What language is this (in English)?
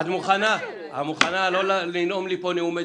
Hebrew